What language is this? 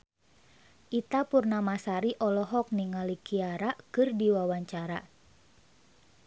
Sundanese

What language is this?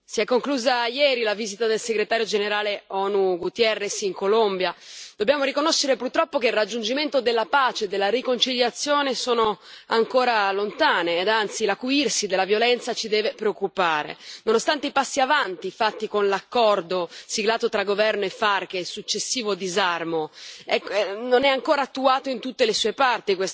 Italian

